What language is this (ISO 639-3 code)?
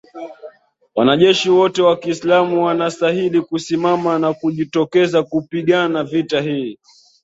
swa